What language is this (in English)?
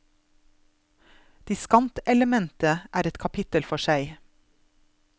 Norwegian